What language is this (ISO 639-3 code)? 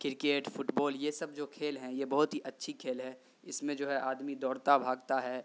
urd